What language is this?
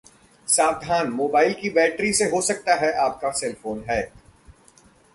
Hindi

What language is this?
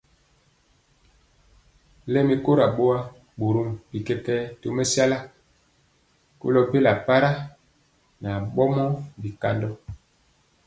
Mpiemo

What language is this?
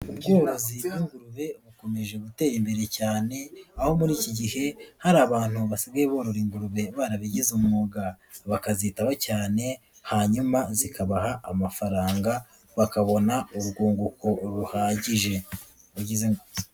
Kinyarwanda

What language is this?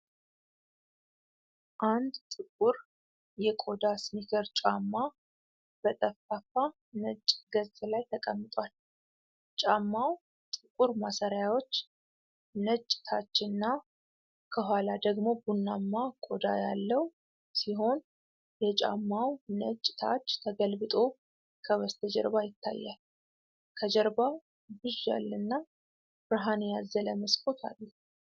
Amharic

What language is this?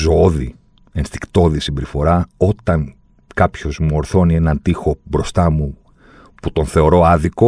Greek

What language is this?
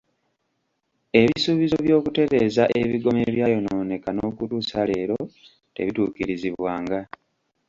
Ganda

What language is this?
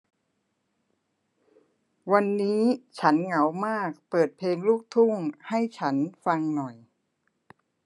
Thai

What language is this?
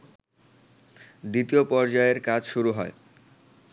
Bangla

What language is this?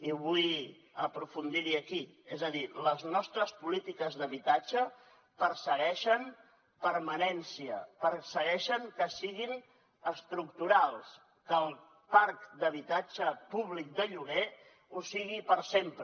Catalan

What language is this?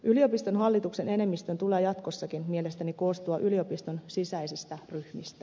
Finnish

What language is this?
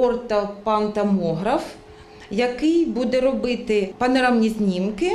Ukrainian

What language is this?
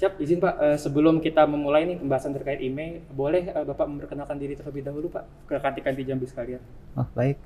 Indonesian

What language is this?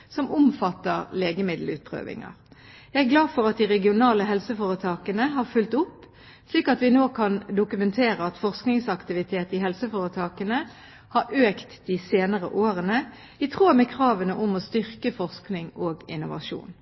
Norwegian Bokmål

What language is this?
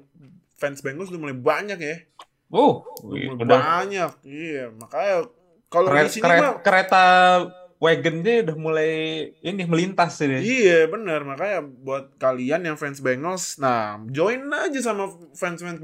Indonesian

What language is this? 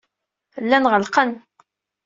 Kabyle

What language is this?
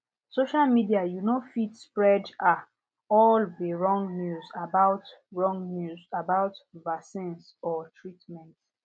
Nigerian Pidgin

